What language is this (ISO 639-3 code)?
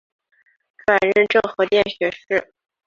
zho